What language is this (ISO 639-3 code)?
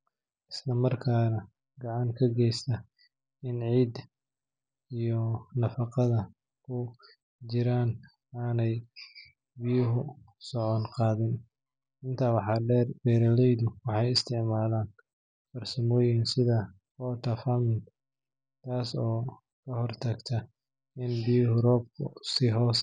som